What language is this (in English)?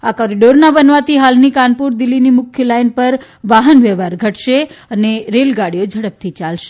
Gujarati